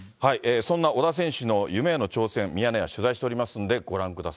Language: Japanese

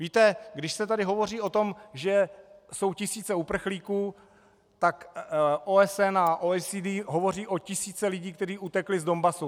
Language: Czech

